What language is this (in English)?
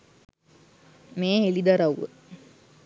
Sinhala